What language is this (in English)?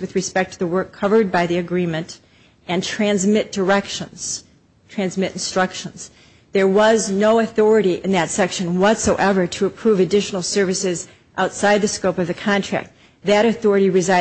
English